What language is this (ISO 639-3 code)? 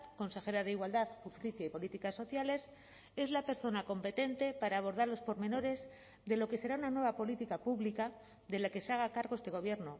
spa